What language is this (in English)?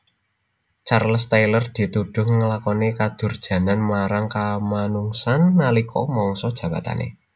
Javanese